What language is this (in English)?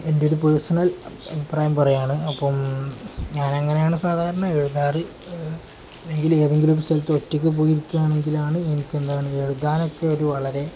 Malayalam